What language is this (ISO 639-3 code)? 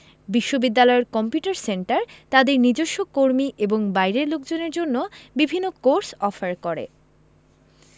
ben